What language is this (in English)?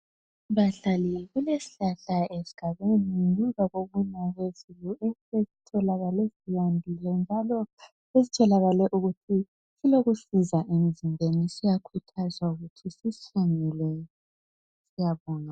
North Ndebele